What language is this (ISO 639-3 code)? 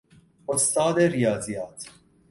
fas